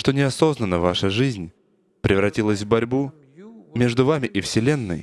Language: Russian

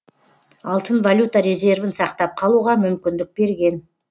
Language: Kazakh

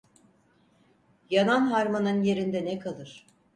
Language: Turkish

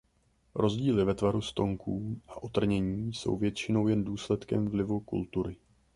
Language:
Czech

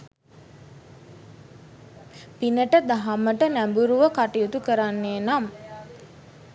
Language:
Sinhala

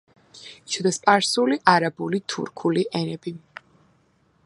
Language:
Georgian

